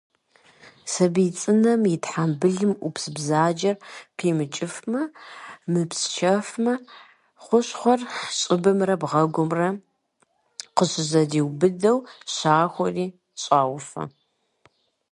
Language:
Kabardian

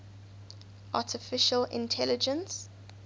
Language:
English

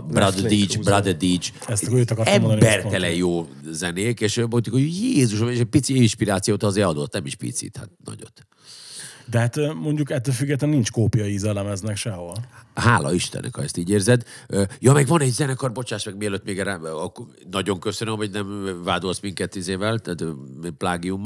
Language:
Hungarian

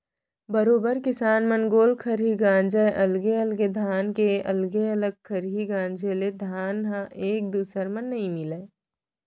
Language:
Chhattisgarhi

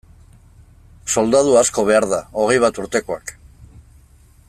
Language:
Basque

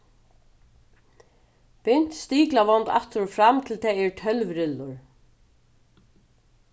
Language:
Faroese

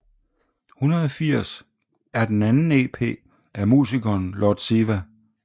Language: Danish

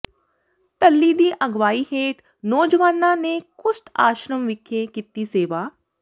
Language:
Punjabi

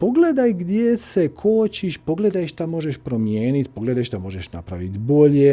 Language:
Croatian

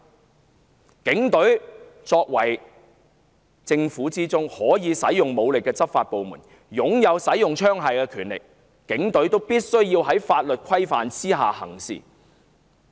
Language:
Cantonese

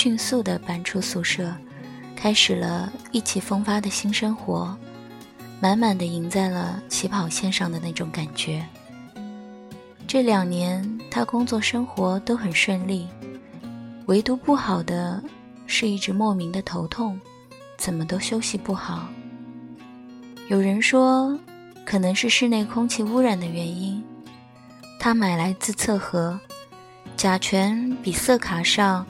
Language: Chinese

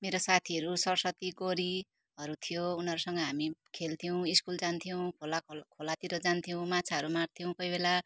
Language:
Nepali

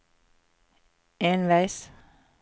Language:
Norwegian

